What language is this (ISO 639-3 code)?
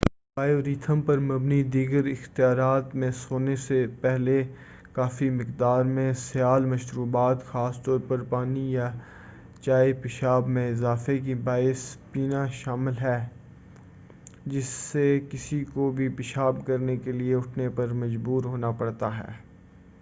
urd